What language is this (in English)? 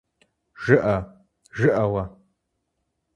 Kabardian